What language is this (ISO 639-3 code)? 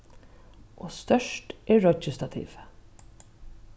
fao